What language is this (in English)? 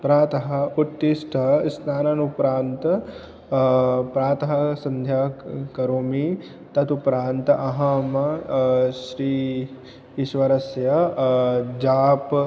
Sanskrit